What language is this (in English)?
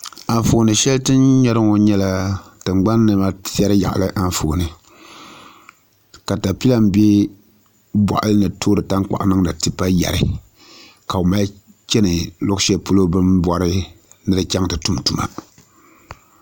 Dagbani